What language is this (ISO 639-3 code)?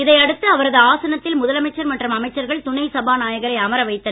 tam